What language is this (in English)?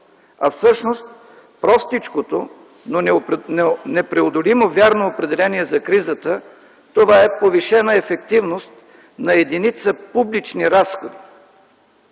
Bulgarian